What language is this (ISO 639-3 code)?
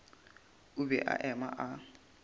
nso